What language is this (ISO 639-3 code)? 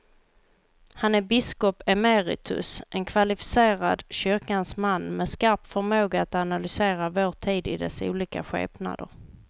swe